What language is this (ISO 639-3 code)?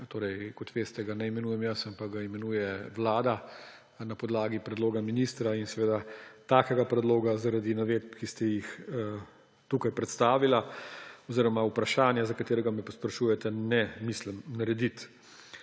slv